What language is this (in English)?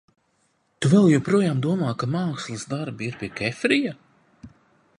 Latvian